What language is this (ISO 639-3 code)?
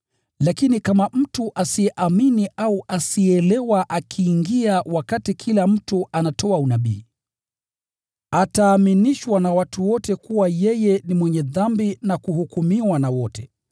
swa